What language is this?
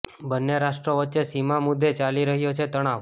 Gujarati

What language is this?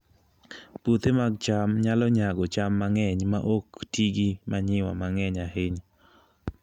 Luo (Kenya and Tanzania)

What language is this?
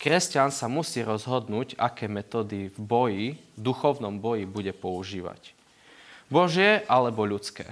Slovak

